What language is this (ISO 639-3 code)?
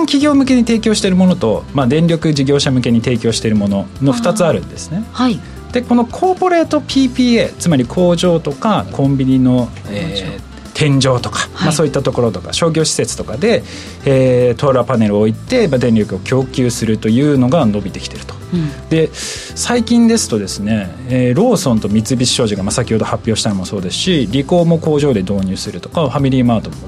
jpn